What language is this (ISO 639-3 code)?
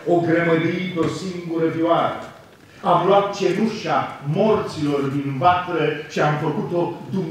ron